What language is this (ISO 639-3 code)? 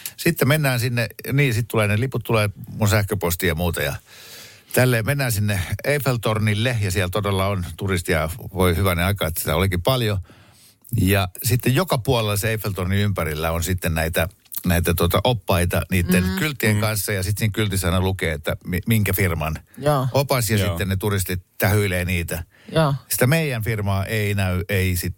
fin